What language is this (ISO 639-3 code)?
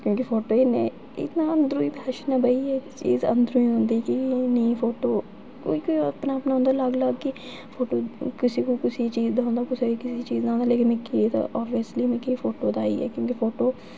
doi